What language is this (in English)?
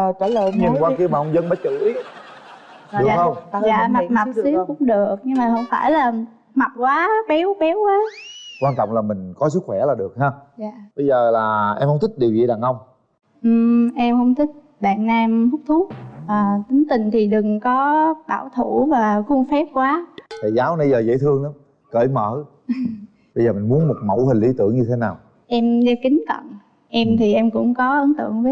Vietnamese